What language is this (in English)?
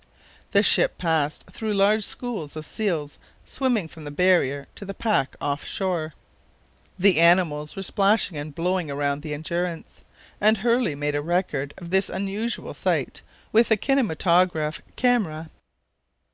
English